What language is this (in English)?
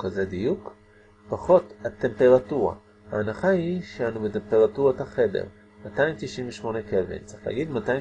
Hebrew